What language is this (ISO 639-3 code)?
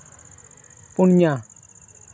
sat